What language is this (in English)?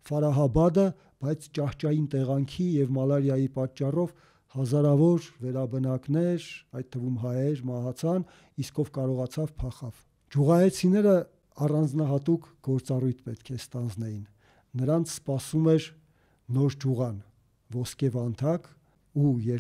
Turkish